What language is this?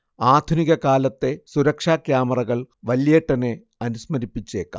Malayalam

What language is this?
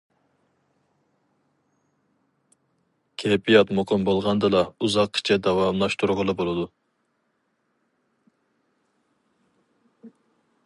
Uyghur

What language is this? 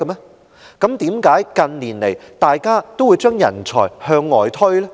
Cantonese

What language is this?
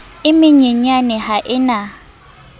Southern Sotho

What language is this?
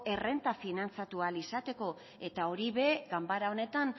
Basque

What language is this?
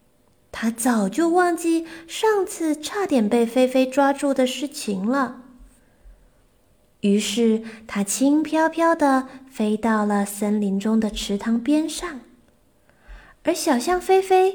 Chinese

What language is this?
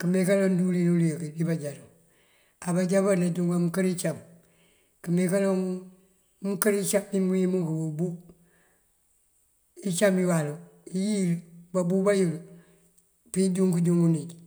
Mandjak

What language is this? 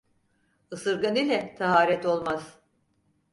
Turkish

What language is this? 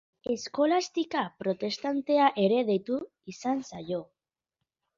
Basque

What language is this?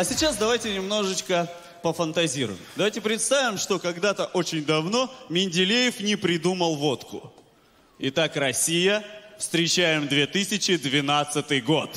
Russian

